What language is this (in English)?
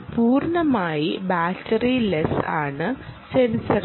Malayalam